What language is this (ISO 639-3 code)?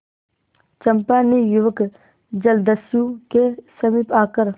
hin